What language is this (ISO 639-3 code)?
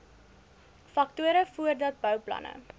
afr